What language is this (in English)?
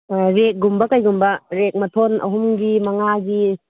Manipuri